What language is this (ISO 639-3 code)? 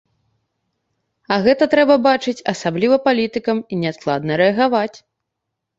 bel